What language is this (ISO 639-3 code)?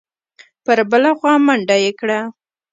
pus